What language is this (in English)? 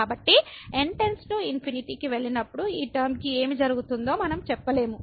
Telugu